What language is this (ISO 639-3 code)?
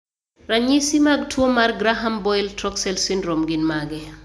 luo